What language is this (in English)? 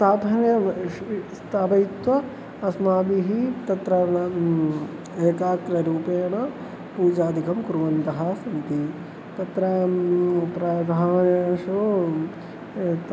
Sanskrit